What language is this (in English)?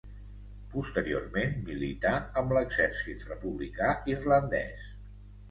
Catalan